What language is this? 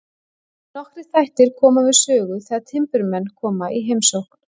Icelandic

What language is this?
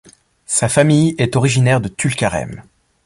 French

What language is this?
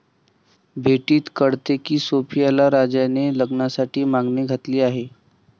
Marathi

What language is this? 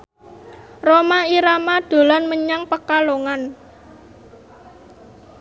Javanese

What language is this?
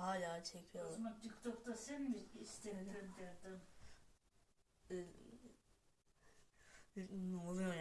Turkish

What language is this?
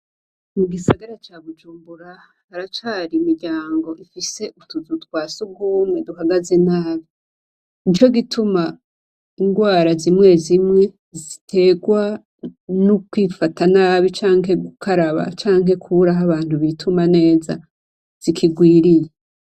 Rundi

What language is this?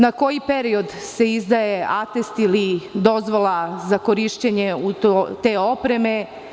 Serbian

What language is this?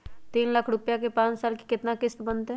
Magahi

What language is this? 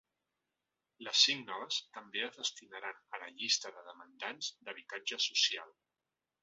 Catalan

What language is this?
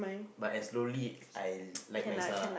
English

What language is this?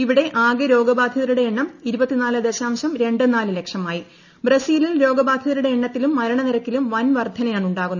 Malayalam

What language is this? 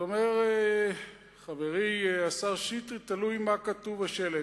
Hebrew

